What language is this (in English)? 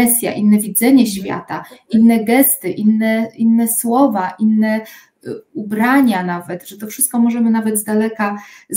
Polish